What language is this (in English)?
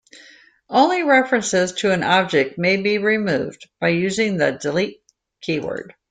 English